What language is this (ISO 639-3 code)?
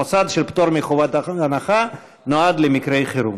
heb